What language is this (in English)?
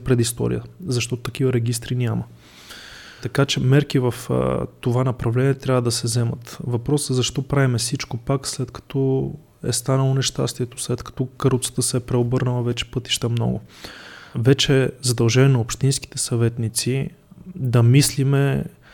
Bulgarian